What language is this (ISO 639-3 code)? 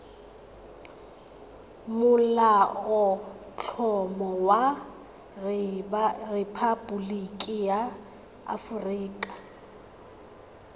tsn